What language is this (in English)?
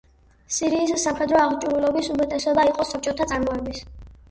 Georgian